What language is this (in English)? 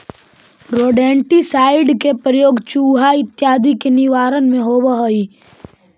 Magahi